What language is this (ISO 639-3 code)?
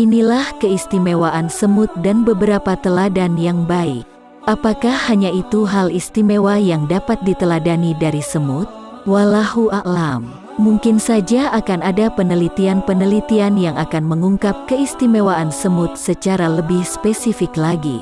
ind